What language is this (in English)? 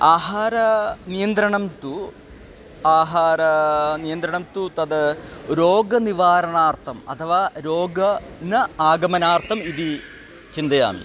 Sanskrit